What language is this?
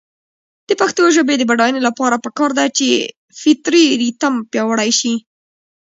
Pashto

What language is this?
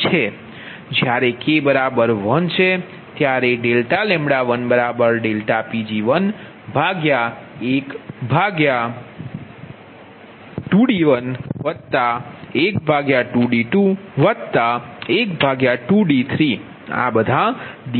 Gujarati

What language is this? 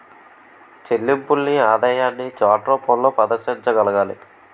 Telugu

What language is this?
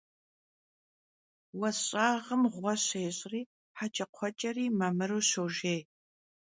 Kabardian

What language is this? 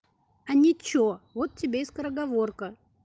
Russian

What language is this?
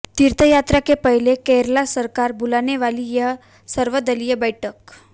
Hindi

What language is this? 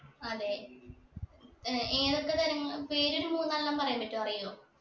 Malayalam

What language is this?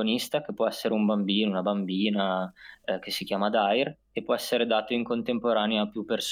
Italian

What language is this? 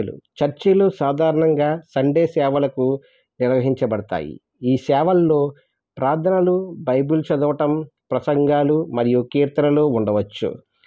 Telugu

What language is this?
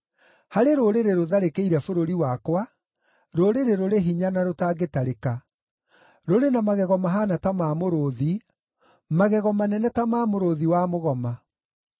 Kikuyu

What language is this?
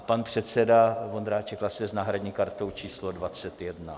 Czech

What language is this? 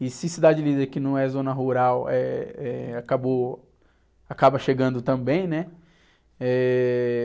Portuguese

